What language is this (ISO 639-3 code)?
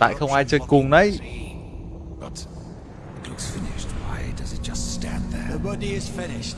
vie